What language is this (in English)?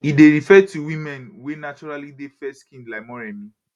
Nigerian Pidgin